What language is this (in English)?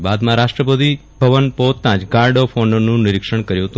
Gujarati